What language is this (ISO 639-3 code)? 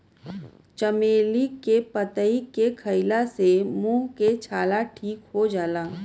bho